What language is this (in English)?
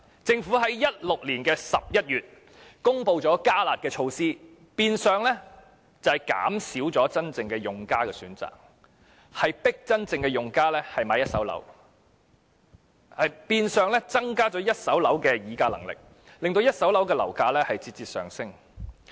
Cantonese